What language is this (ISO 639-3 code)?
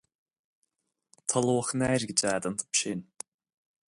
gle